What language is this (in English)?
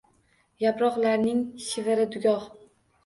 Uzbek